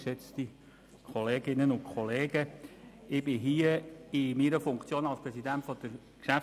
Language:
Swiss German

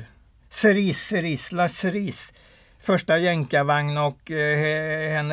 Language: Swedish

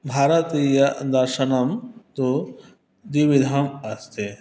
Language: Sanskrit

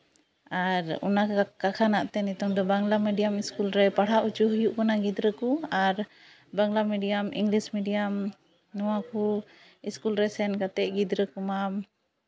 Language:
Santali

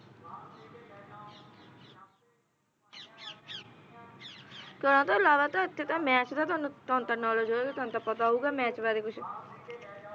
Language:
Punjabi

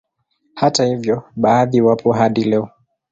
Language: Swahili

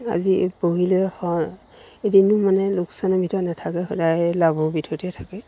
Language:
Assamese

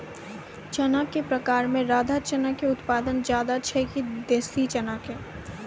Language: Maithili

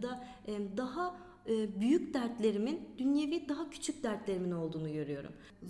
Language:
Turkish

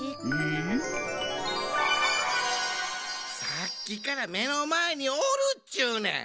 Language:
Japanese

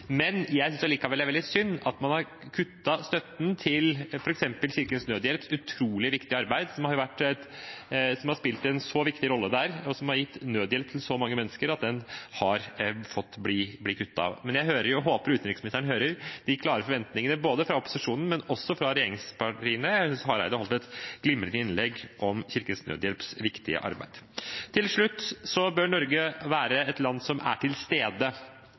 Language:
Norwegian Bokmål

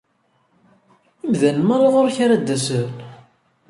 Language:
Kabyle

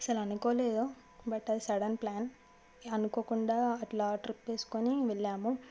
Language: Telugu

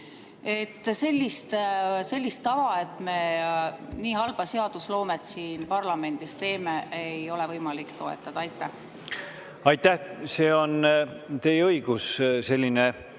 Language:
Estonian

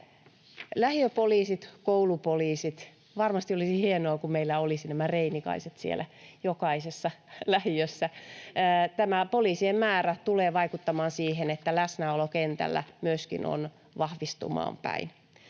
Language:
Finnish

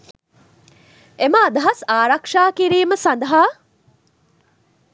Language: Sinhala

